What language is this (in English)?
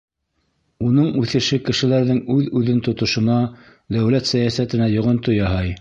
Bashkir